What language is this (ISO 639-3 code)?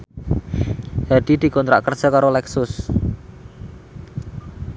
jav